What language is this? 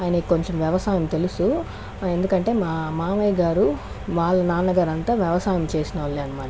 Telugu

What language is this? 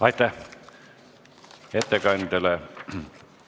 Estonian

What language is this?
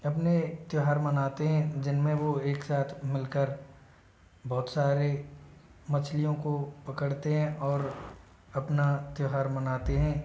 Hindi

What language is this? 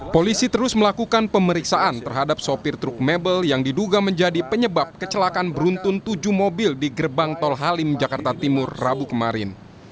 Indonesian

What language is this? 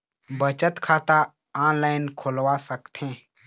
Chhattisgarhi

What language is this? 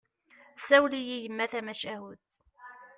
Kabyle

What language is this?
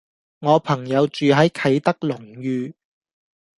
Cantonese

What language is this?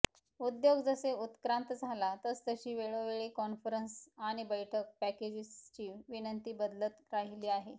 Marathi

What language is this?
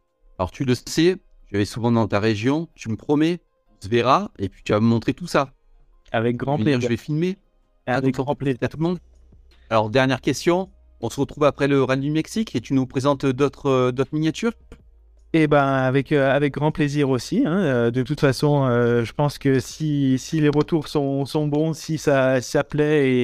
French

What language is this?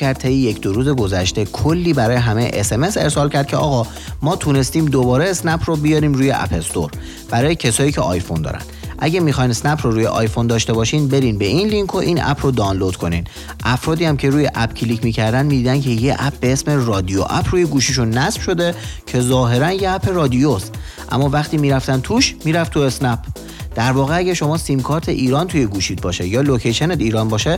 Persian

